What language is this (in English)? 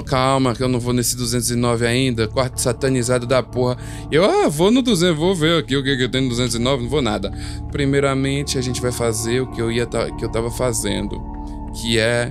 Portuguese